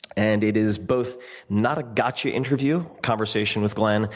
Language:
English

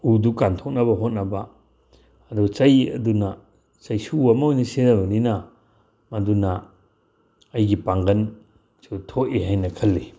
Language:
Manipuri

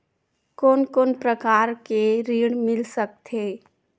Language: Chhattisgarhi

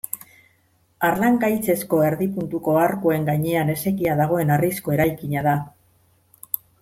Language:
Basque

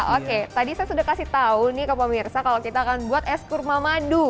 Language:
Indonesian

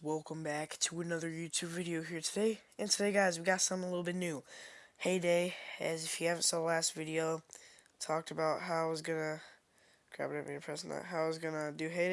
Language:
English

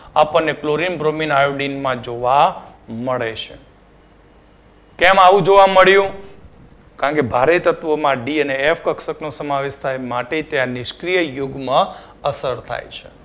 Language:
Gujarati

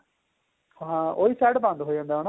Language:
Punjabi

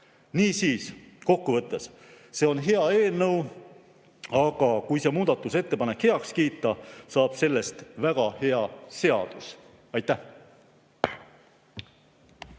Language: Estonian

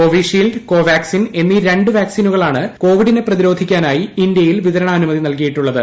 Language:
Malayalam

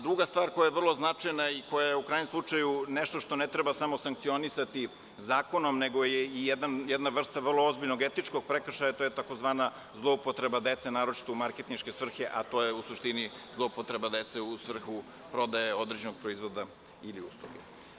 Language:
Serbian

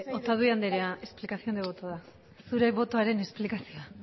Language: Basque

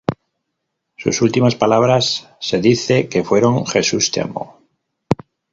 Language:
Spanish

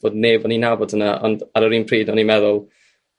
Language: Welsh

